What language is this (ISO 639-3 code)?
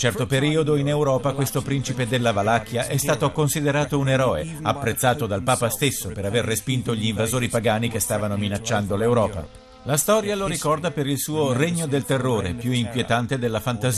ita